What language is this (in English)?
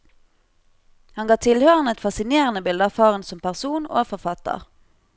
Norwegian